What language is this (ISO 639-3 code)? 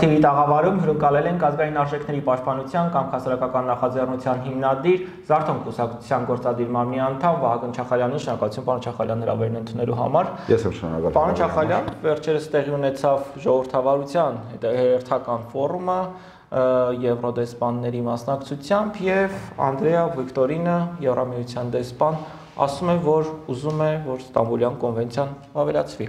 tur